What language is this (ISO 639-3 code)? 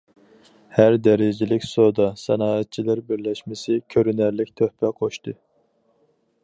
uig